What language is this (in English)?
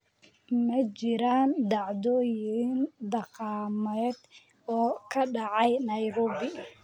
Somali